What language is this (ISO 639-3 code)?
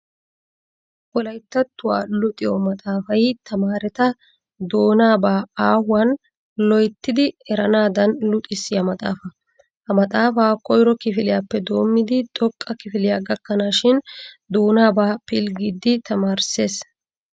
wal